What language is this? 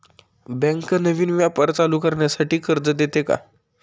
Marathi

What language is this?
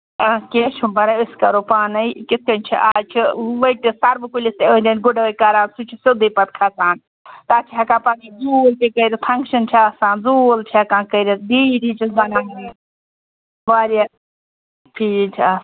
Kashmiri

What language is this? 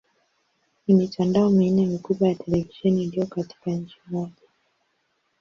Swahili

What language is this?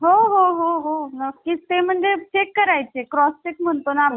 Marathi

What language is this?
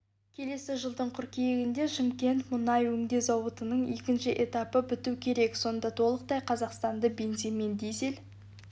Kazakh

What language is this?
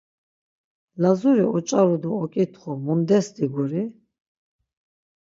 Laz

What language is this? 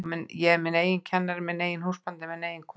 Icelandic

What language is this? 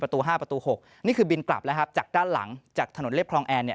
Thai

